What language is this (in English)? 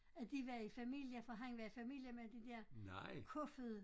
Danish